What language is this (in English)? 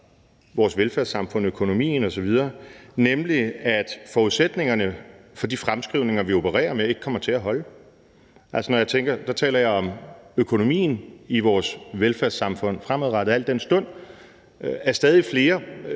Danish